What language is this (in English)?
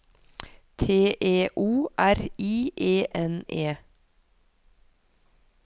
Norwegian